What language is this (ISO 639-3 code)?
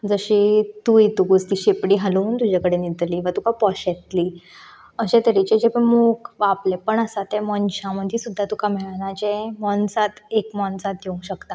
kok